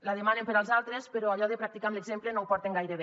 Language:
Catalan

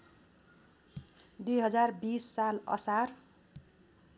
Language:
Nepali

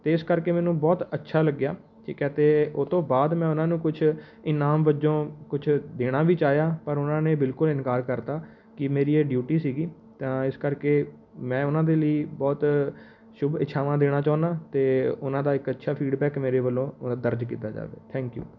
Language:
Punjabi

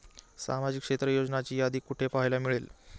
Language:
Marathi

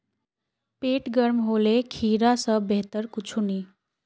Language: Magahi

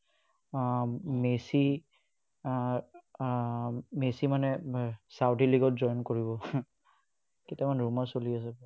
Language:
Assamese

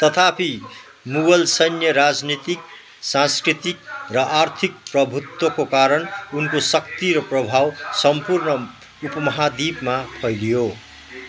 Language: Nepali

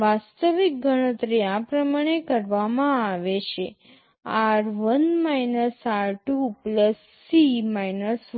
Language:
Gujarati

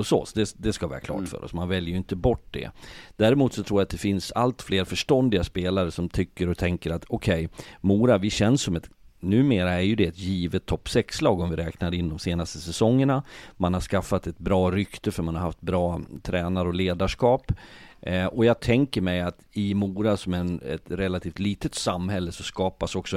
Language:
Swedish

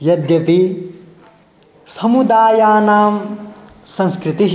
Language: Sanskrit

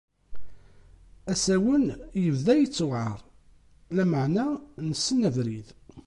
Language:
Kabyle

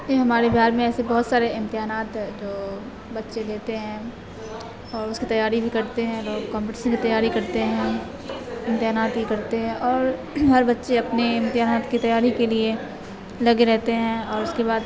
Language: Urdu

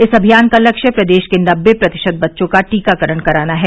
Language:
Hindi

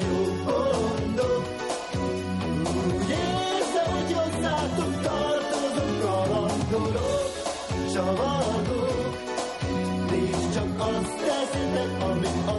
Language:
Hungarian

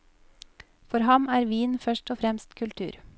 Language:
Norwegian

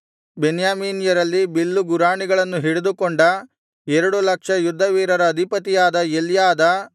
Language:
Kannada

